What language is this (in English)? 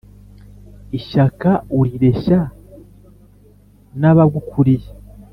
Kinyarwanda